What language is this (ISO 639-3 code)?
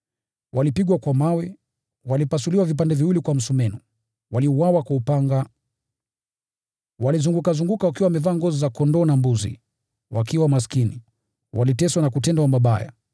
swa